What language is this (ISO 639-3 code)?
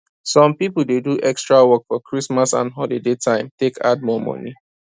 pcm